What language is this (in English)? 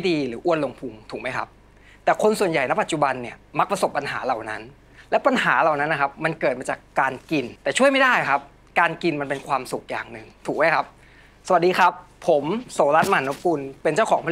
Thai